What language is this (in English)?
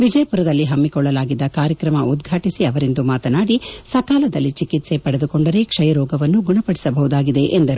Kannada